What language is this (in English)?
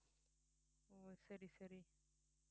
Tamil